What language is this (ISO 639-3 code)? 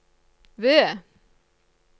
nor